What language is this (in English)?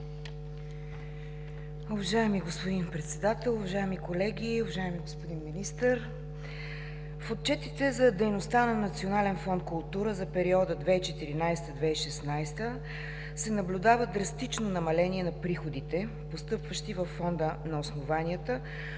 Bulgarian